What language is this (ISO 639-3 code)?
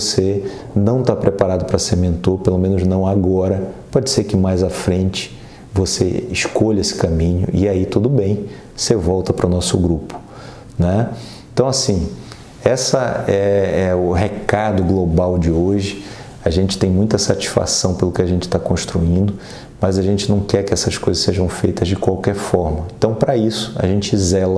por